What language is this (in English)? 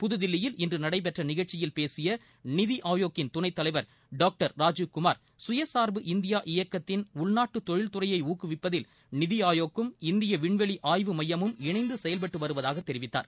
Tamil